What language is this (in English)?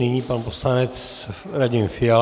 Czech